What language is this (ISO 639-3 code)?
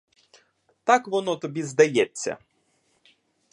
ukr